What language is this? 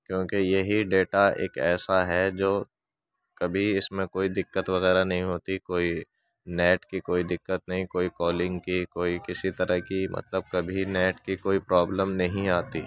Urdu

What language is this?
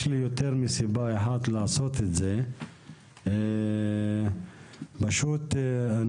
Hebrew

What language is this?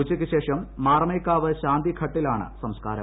Malayalam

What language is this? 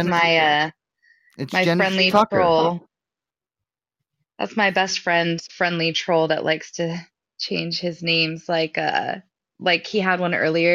English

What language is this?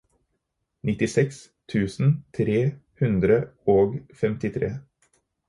Norwegian Bokmål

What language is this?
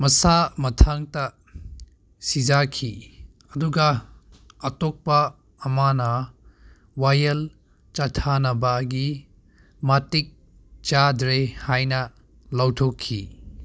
Manipuri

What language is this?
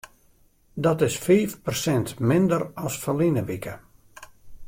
Western Frisian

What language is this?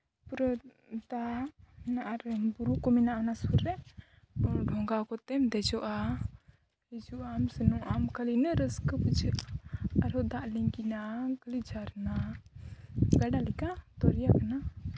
Santali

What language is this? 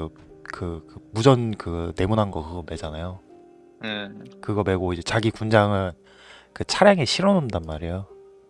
Korean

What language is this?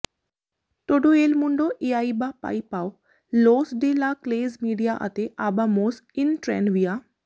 Punjabi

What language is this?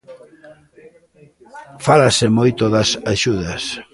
Galician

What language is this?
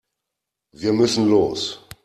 German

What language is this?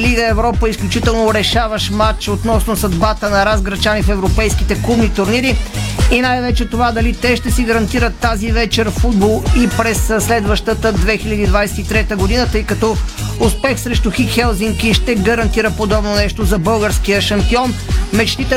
Bulgarian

